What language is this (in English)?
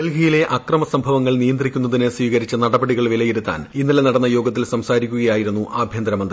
Malayalam